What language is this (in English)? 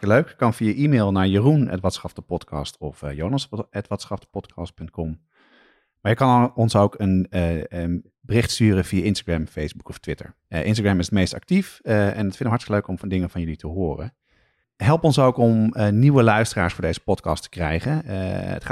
Dutch